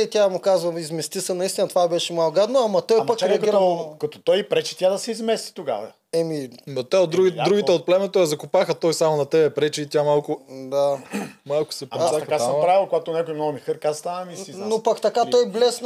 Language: Bulgarian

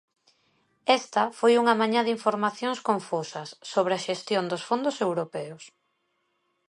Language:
Galician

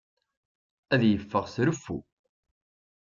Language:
Kabyle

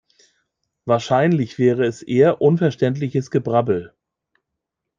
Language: German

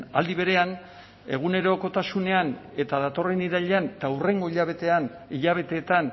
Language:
Basque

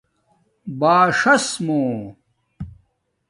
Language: Domaaki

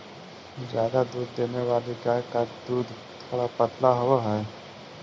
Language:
Magahi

